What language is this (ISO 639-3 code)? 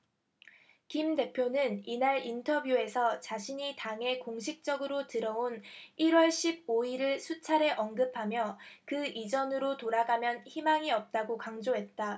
kor